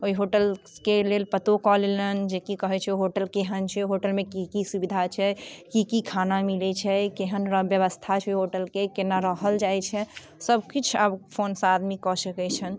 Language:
Maithili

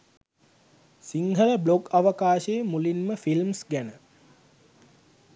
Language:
Sinhala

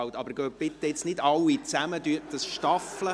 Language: Swiss German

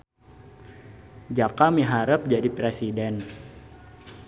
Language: Sundanese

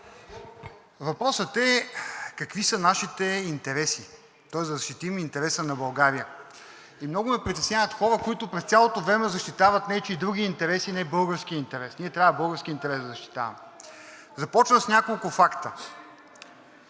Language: Bulgarian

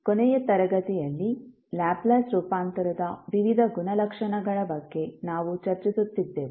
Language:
Kannada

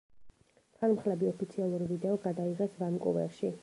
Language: Georgian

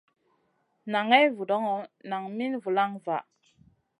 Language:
Masana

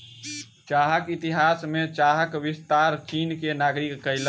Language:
Maithili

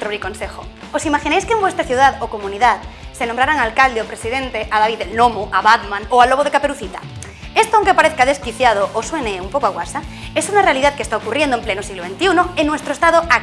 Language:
Spanish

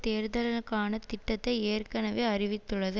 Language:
Tamil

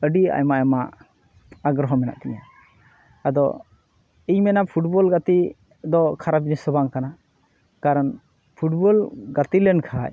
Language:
Santali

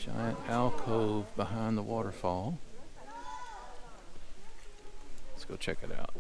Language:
English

